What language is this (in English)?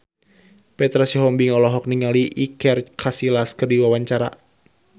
Sundanese